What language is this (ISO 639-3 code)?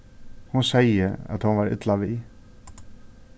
fao